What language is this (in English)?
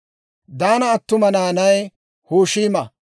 Dawro